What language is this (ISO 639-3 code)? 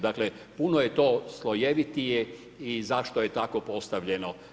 hrv